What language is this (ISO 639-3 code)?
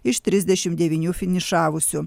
lit